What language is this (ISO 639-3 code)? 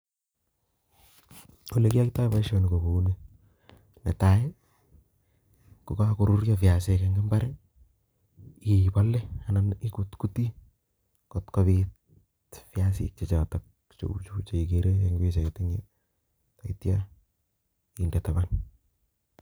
kln